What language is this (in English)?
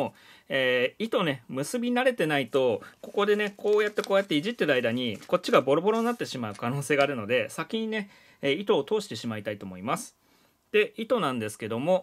Japanese